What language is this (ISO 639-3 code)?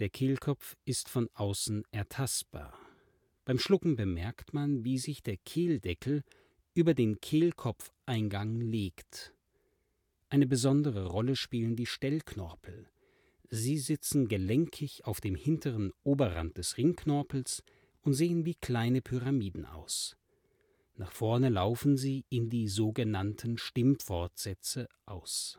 deu